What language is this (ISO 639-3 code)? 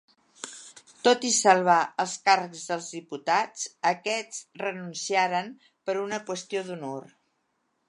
cat